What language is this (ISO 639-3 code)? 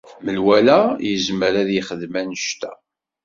kab